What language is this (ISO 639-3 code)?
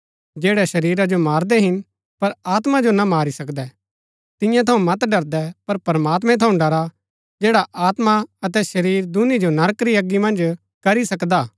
gbk